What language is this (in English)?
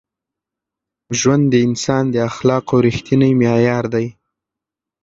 Pashto